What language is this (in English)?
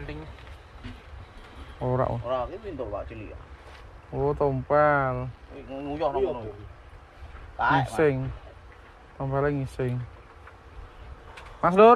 Indonesian